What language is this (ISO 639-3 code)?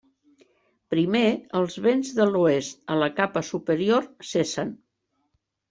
cat